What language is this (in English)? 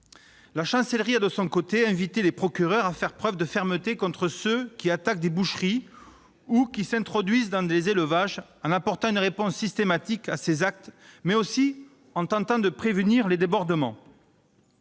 French